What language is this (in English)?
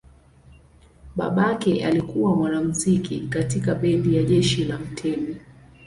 Swahili